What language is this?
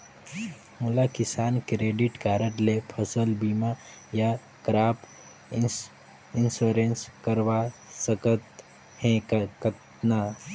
Chhattisgarhi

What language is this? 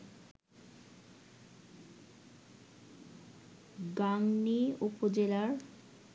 Bangla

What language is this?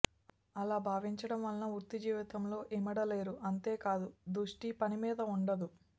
Telugu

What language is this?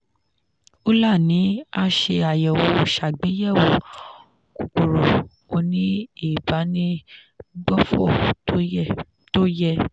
Yoruba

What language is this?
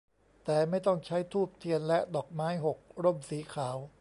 Thai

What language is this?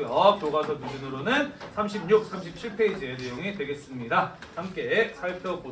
Korean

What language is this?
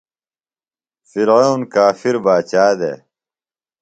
Phalura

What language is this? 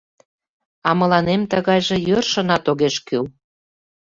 Mari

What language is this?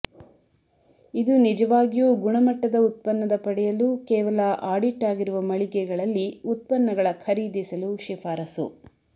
Kannada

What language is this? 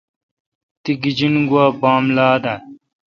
Kalkoti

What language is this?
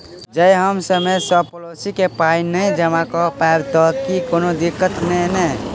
Maithili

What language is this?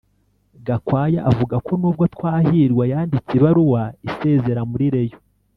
Kinyarwanda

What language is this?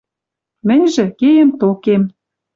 Western Mari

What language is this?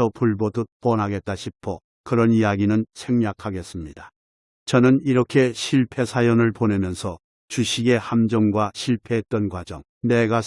Korean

